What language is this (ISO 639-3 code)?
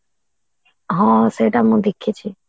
ori